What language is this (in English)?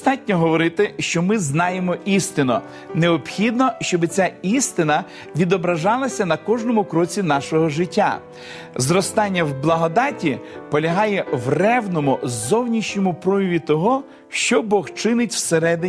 Ukrainian